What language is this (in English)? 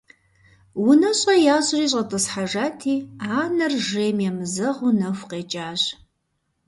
Kabardian